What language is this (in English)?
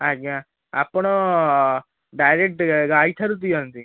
Odia